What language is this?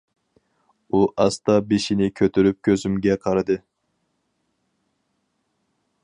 Uyghur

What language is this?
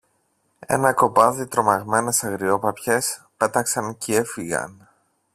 Greek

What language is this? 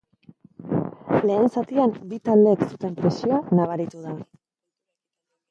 Basque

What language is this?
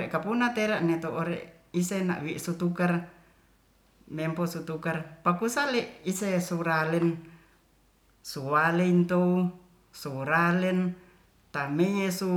Ratahan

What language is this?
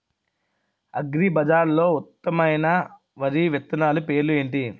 Telugu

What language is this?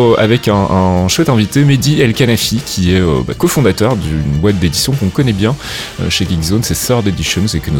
French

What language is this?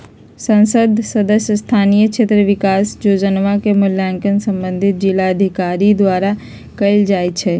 Magahi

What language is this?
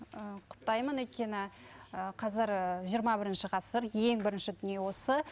Kazakh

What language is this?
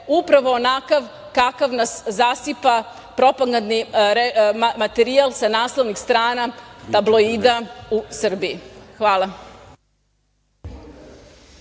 Serbian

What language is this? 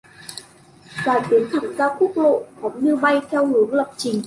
Vietnamese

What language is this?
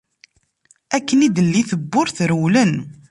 Kabyle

